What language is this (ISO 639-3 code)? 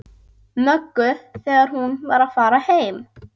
isl